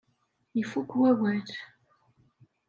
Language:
Kabyle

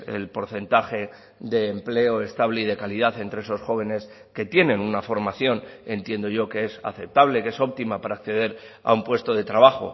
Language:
Spanish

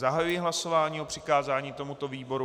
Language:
Czech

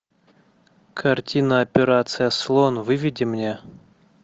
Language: Russian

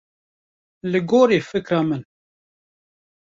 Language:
Kurdish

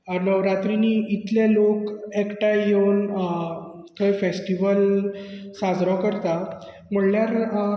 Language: Konkani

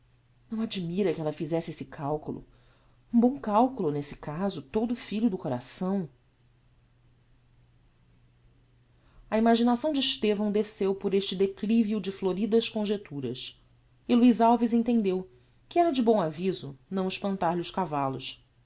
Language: Portuguese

